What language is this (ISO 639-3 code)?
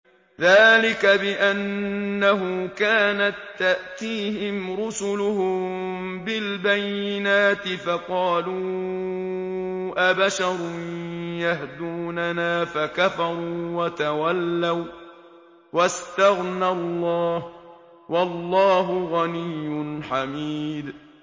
ara